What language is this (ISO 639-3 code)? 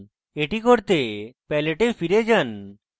ben